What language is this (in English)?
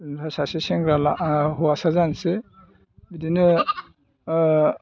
Bodo